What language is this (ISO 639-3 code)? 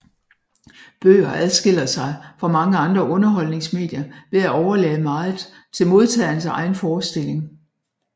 dan